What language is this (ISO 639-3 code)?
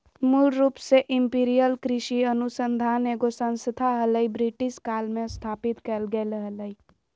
mag